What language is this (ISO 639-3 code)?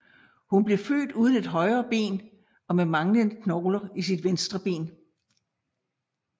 dan